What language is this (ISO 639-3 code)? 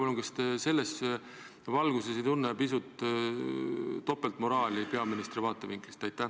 est